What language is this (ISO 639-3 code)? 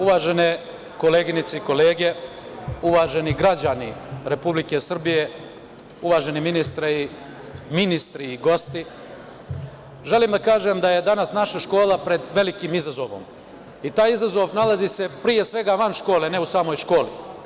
srp